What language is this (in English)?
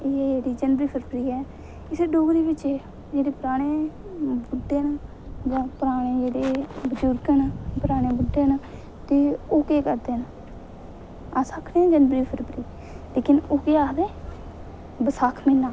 Dogri